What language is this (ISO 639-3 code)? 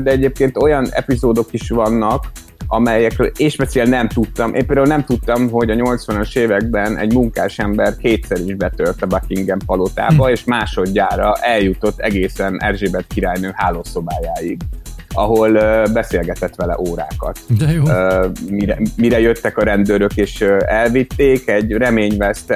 hun